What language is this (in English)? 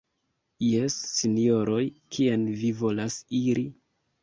Esperanto